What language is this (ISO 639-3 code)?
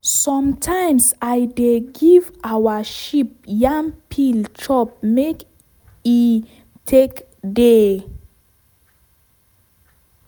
pcm